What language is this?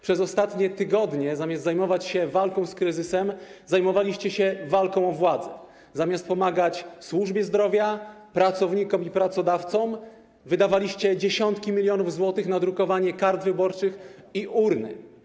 Polish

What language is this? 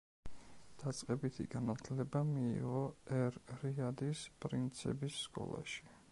Georgian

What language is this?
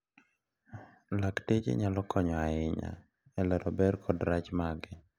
Luo (Kenya and Tanzania)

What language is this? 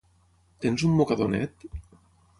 Catalan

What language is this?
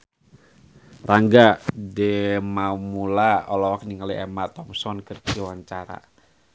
Sundanese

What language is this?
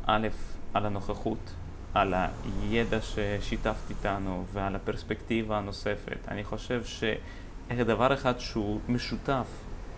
Hebrew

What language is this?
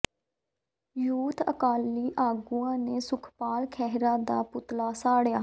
Punjabi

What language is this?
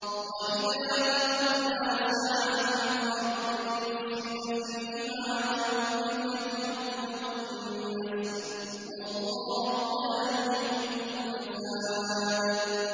Arabic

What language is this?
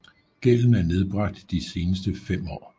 Danish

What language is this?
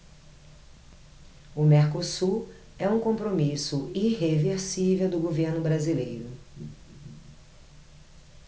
Portuguese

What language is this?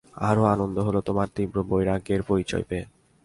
Bangla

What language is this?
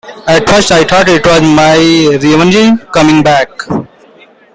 English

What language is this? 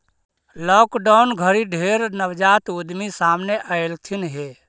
Magahi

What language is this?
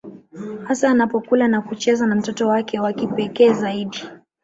Swahili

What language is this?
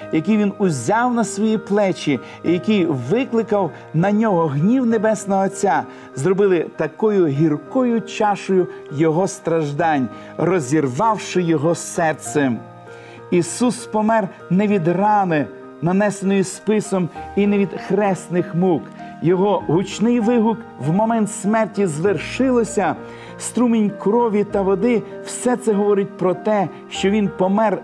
Ukrainian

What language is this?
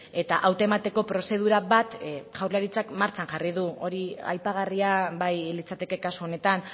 Basque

